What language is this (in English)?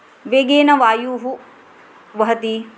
Sanskrit